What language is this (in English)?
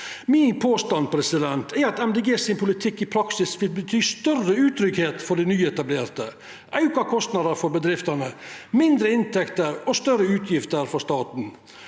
Norwegian